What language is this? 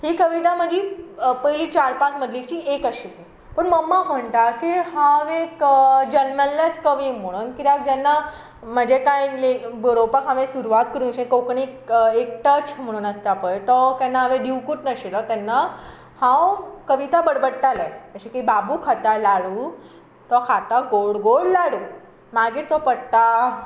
Konkani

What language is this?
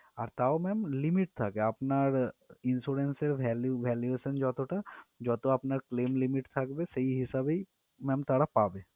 Bangla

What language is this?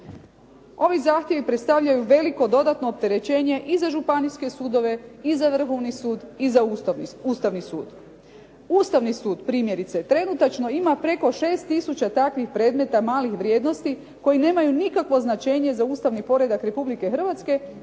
Croatian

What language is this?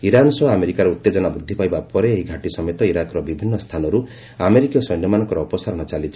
Odia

